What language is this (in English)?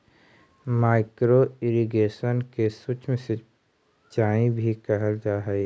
Magahi